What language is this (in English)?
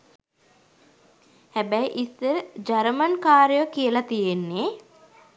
Sinhala